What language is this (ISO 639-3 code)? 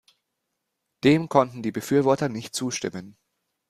deu